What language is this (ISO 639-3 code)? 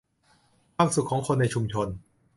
tha